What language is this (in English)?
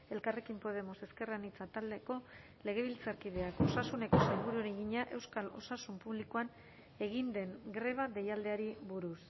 Basque